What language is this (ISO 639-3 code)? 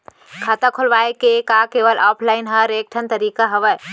hne